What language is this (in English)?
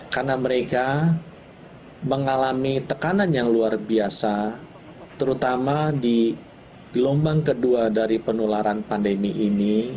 Indonesian